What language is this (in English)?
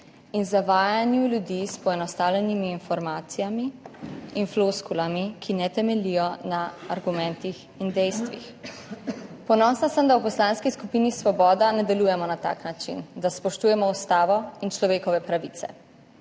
Slovenian